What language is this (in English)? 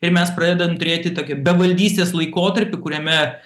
Lithuanian